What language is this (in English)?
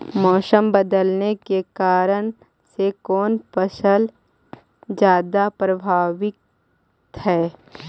Magahi